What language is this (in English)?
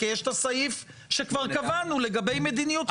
Hebrew